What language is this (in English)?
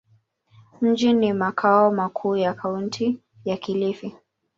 Swahili